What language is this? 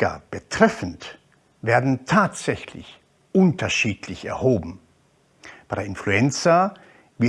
German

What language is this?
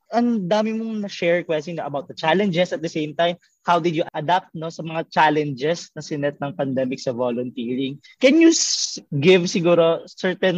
Filipino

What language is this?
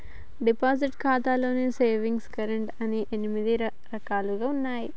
Telugu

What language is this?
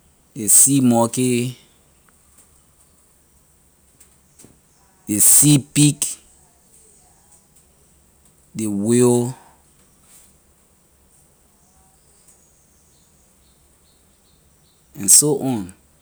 Liberian English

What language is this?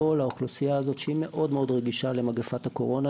Hebrew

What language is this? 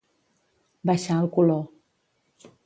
Catalan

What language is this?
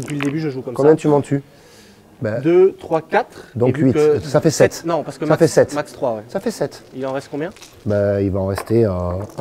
French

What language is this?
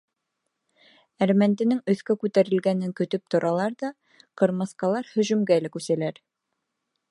Bashkir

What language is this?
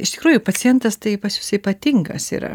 Lithuanian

